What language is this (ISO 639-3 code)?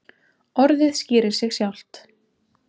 isl